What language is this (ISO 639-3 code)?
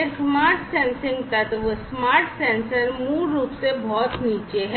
hin